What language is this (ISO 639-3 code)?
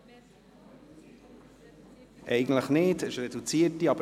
gsw